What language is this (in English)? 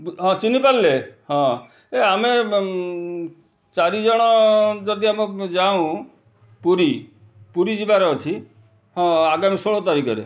Odia